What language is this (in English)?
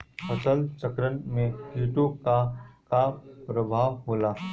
Bhojpuri